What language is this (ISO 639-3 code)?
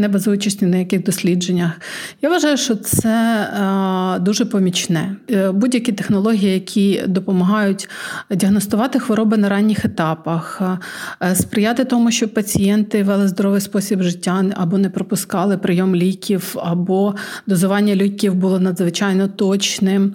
ukr